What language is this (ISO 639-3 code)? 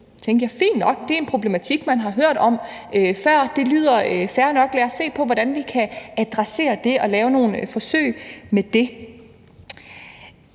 dan